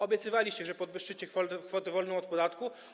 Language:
Polish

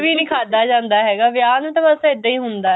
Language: Punjabi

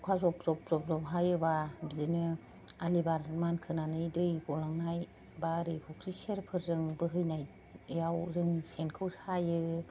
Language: Bodo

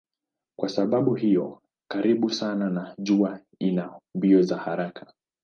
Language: Swahili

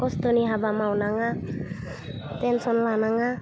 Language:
Bodo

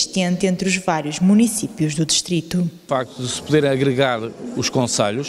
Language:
Portuguese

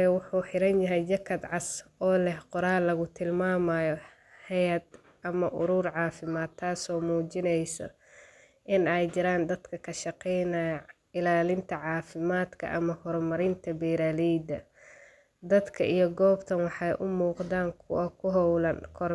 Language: Somali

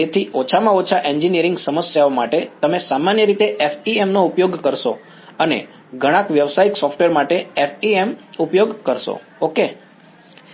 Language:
Gujarati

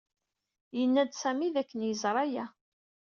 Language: Kabyle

